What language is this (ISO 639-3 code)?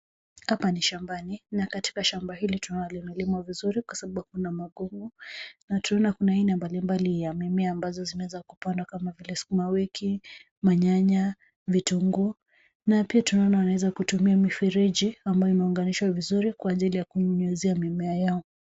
swa